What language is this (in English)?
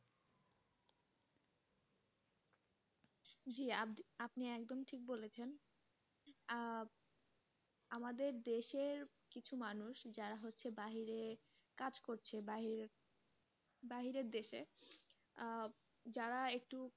Bangla